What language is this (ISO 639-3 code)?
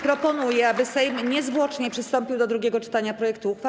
pol